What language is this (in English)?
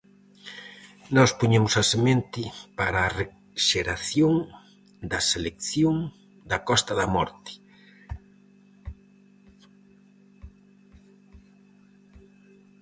Galician